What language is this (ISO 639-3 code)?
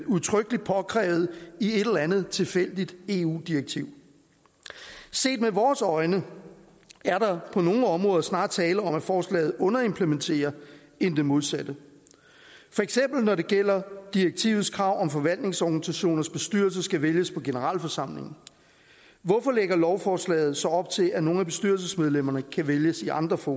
dan